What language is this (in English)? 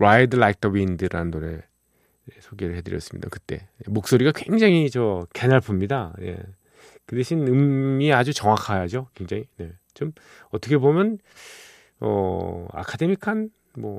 Korean